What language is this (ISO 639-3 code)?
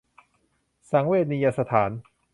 tha